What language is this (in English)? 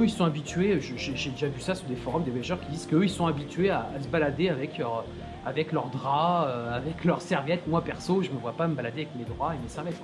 French